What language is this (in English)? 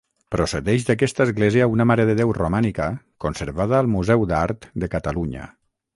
Catalan